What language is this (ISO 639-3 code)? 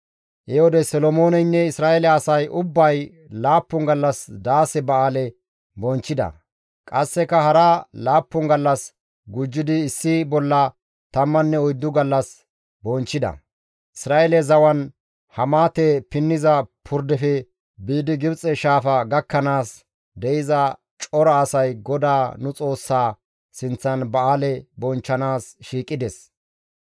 gmv